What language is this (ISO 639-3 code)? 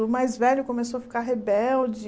por